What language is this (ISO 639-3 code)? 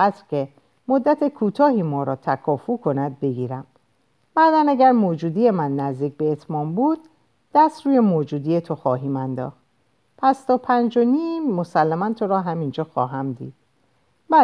fas